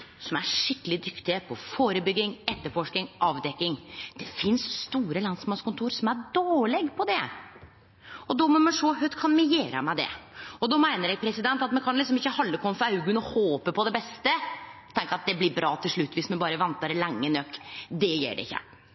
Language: Norwegian Nynorsk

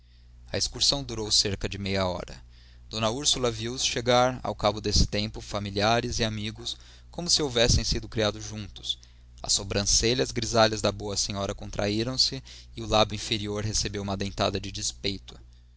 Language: Portuguese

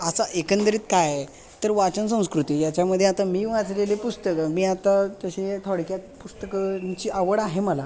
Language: Marathi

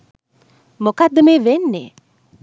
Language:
Sinhala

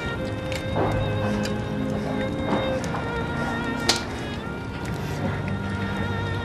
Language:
Korean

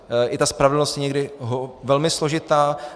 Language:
Czech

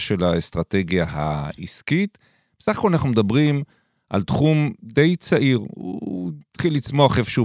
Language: Hebrew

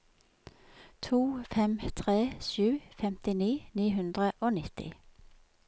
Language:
Norwegian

